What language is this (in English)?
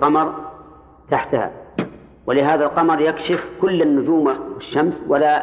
Arabic